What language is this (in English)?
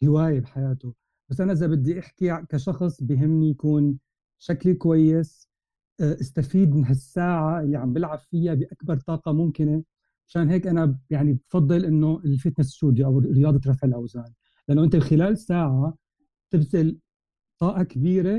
Arabic